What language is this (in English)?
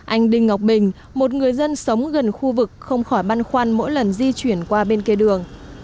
Vietnamese